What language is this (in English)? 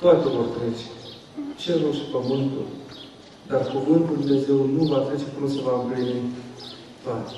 Romanian